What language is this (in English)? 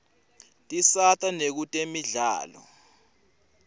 Swati